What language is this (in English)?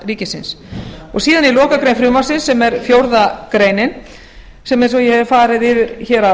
Icelandic